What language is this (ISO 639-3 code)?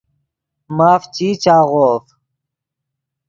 ydg